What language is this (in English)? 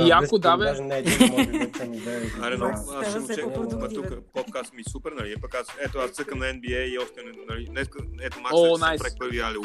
Bulgarian